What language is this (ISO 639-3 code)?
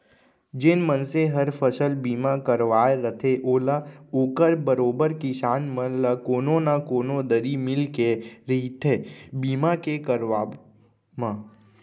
hne